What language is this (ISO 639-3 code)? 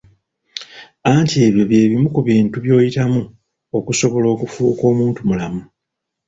lug